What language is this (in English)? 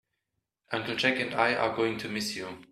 English